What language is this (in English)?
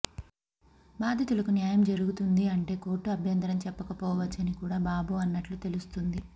Telugu